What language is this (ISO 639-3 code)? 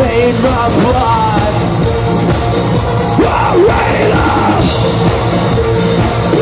eng